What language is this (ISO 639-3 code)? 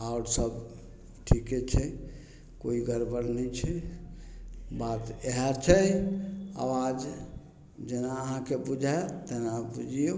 mai